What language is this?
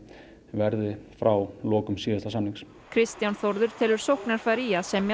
Icelandic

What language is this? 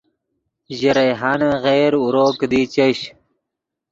Yidgha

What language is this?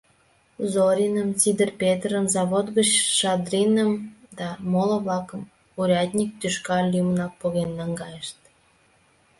Mari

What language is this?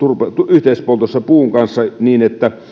Finnish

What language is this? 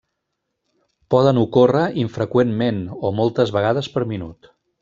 Catalan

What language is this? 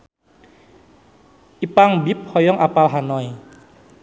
Sundanese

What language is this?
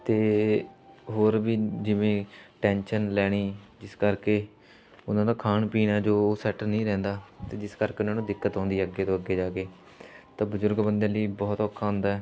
Punjabi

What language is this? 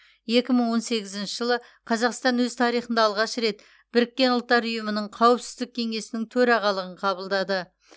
Kazakh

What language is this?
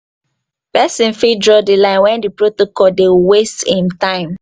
Nigerian Pidgin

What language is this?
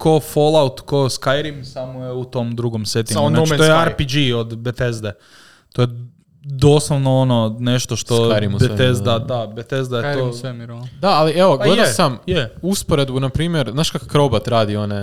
Croatian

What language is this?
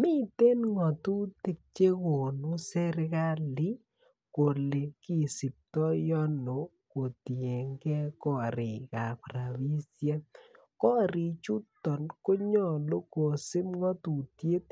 Kalenjin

